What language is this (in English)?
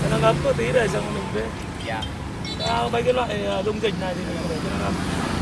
Vietnamese